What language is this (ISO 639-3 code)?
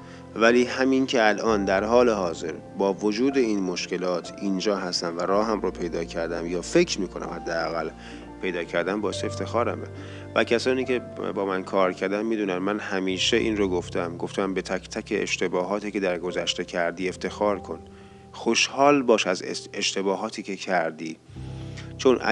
fas